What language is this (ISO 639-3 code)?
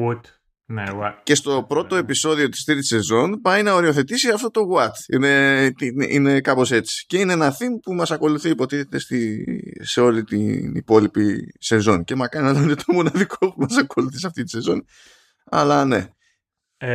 ell